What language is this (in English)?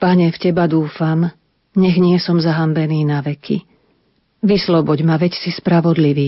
Slovak